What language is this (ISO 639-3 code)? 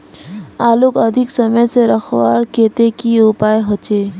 mag